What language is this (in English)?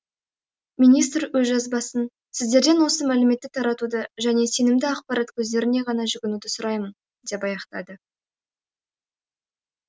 Kazakh